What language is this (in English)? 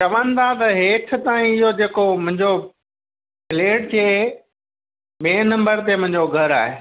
Sindhi